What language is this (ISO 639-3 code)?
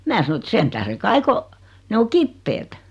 fin